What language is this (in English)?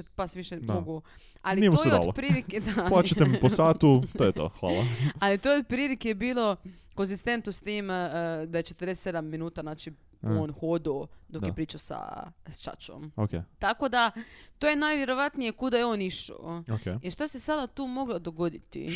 Croatian